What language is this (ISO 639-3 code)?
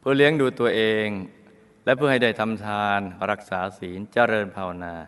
tha